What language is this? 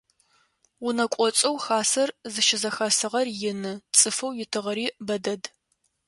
Adyghe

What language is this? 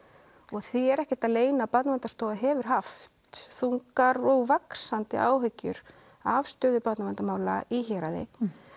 Icelandic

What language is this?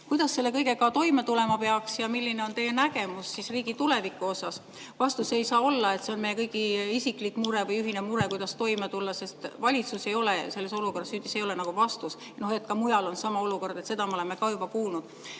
Estonian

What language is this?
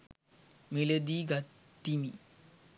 Sinhala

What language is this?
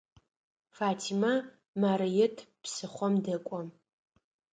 Adyghe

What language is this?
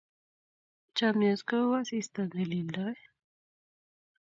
Kalenjin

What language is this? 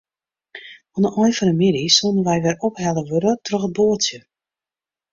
Western Frisian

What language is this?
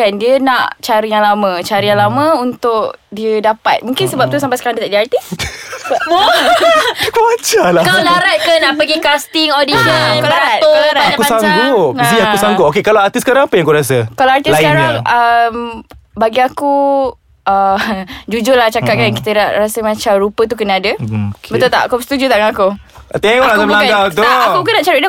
Malay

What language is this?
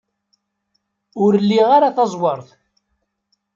Kabyle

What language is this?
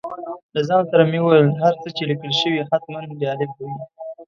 Pashto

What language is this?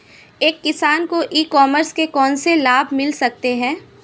Hindi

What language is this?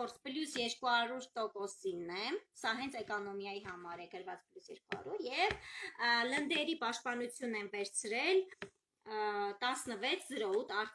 Turkish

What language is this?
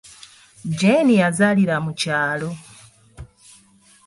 Ganda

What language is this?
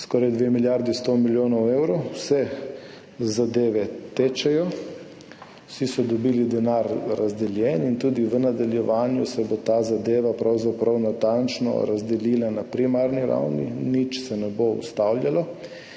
Slovenian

